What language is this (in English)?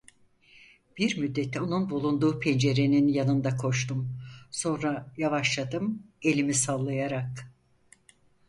Turkish